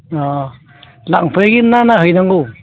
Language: Bodo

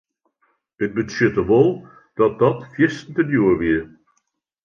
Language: Western Frisian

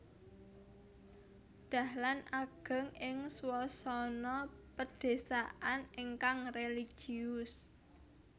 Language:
Javanese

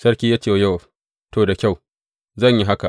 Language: Hausa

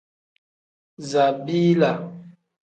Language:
Tem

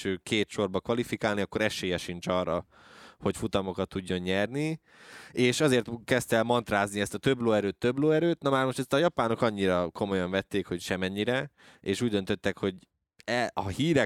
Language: Hungarian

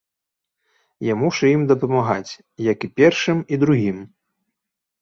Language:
Belarusian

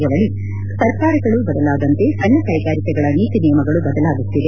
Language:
Kannada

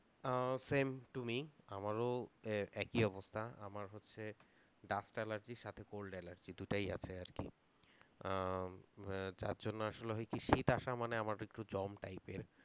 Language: Bangla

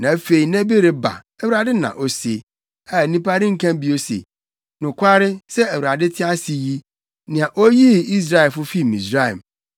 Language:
Akan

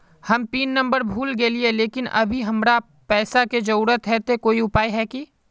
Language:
Magahi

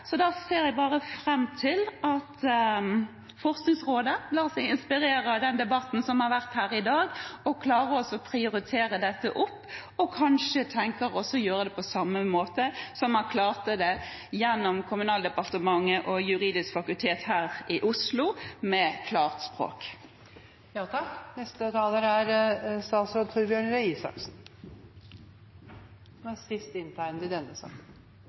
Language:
Norwegian Bokmål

